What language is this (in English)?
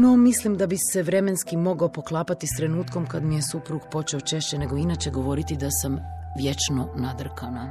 Croatian